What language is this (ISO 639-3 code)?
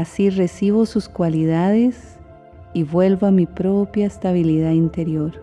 spa